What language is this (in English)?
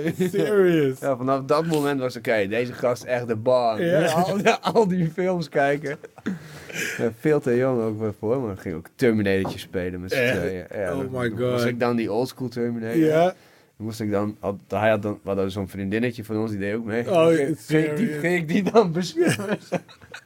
Dutch